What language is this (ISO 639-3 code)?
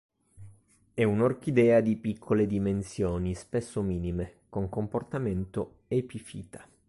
ita